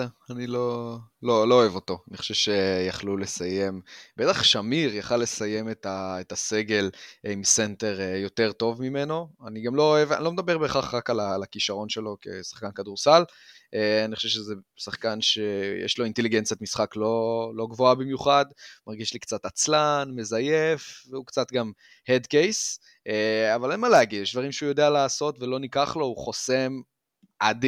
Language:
Hebrew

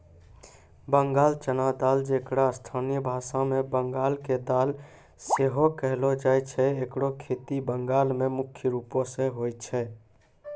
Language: Maithili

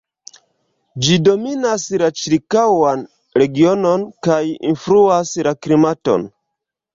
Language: Esperanto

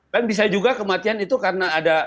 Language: Indonesian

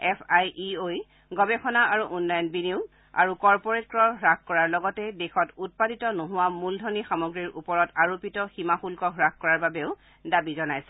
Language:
Assamese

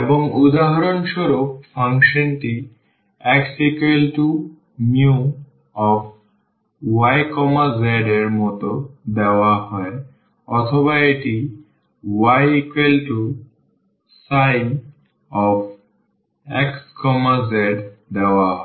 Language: Bangla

